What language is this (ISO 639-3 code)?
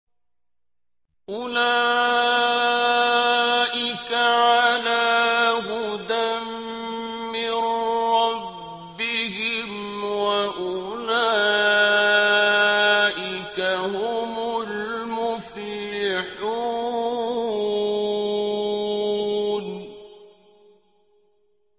ara